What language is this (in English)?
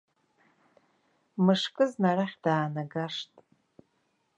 Abkhazian